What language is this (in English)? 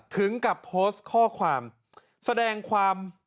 Thai